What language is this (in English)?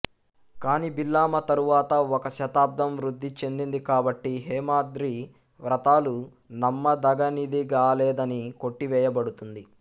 Telugu